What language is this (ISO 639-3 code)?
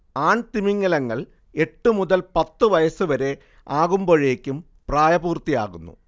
mal